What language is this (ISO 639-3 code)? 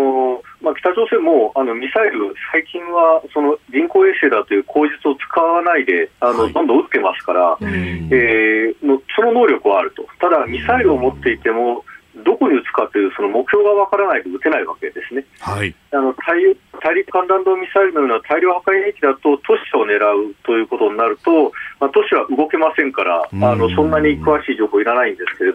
jpn